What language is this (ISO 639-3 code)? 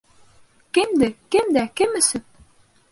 bak